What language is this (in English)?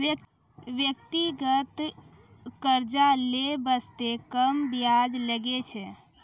Maithili